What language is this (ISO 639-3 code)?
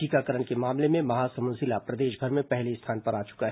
hin